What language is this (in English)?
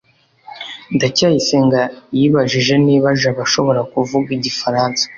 Kinyarwanda